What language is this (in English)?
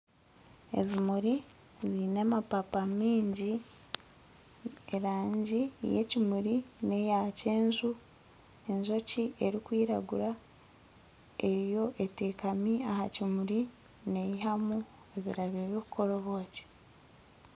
Nyankole